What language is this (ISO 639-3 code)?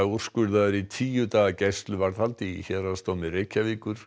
isl